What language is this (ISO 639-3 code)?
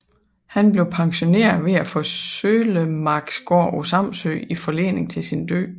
dan